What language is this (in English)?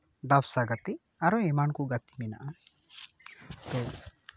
Santali